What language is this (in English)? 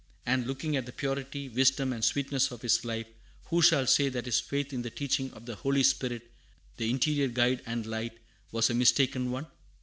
English